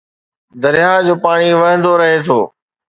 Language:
Sindhi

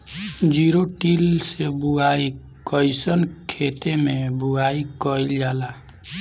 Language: Bhojpuri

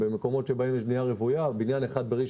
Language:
Hebrew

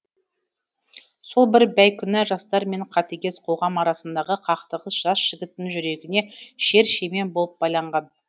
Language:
Kazakh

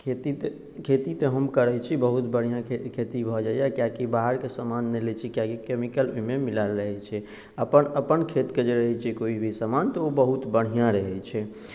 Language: Maithili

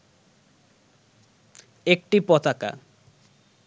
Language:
Bangla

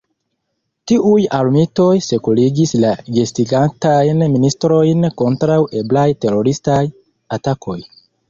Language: Esperanto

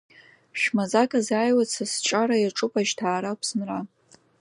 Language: Abkhazian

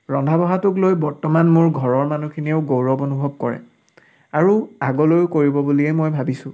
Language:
Assamese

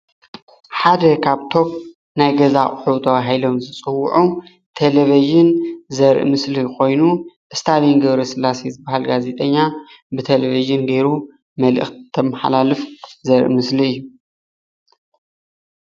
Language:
Tigrinya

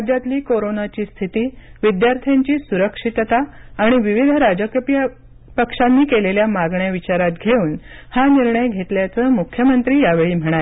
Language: Marathi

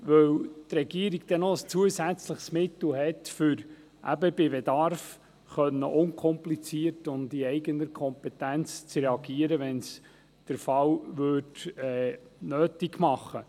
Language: Swiss German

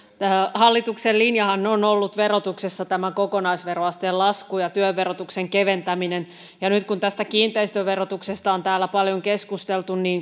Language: Finnish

